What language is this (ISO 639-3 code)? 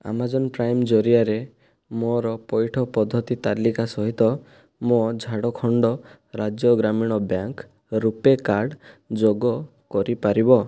ori